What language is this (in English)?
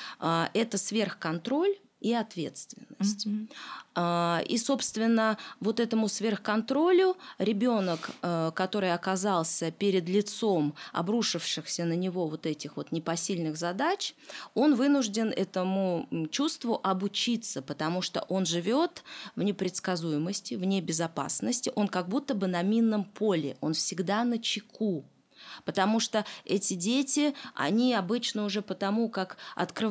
Russian